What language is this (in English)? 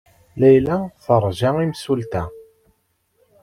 Kabyle